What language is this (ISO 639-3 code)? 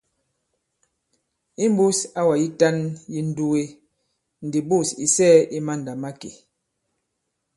abb